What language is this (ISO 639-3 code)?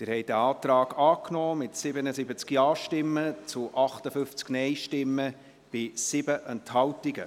gsw